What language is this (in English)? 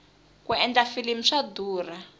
Tsonga